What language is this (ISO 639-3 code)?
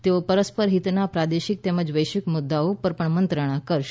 guj